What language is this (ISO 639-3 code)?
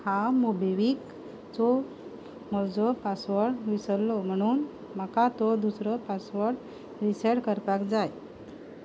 kok